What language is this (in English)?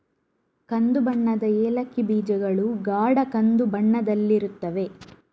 Kannada